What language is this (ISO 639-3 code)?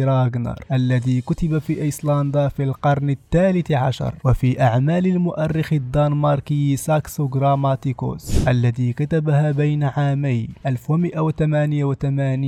ara